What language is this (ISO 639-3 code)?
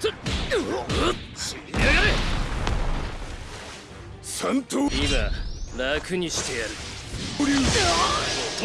jpn